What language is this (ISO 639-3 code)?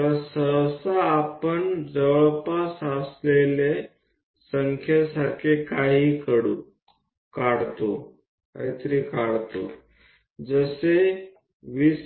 guj